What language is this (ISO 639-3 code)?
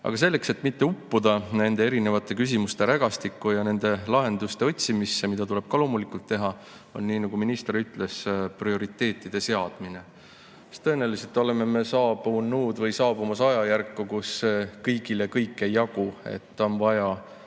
est